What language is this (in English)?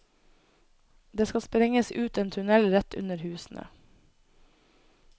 Norwegian